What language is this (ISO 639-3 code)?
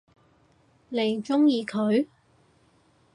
yue